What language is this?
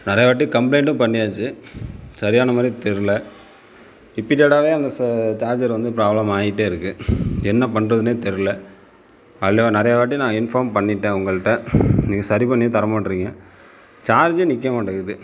Tamil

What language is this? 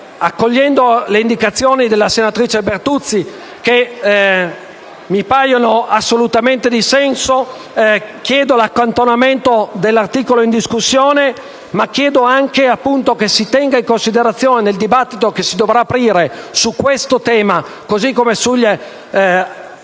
Italian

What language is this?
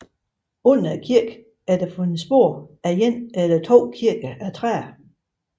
Danish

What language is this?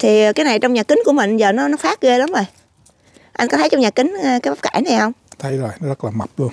Vietnamese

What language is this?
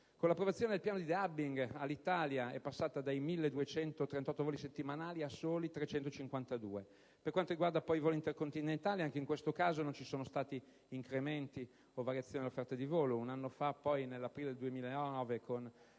Italian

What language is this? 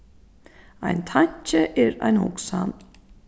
Faroese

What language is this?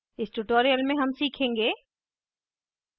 Hindi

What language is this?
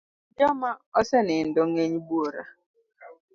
Luo (Kenya and Tanzania)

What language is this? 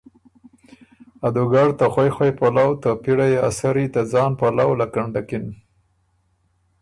Ormuri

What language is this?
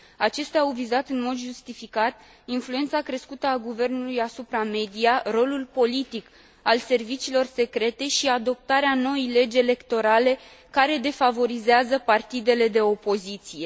Romanian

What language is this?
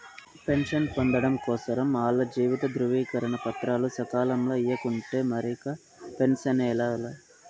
Telugu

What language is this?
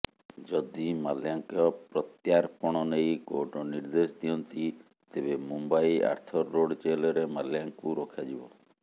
Odia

